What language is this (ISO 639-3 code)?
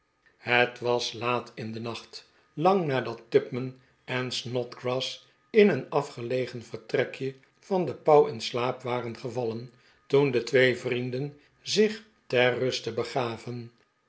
nld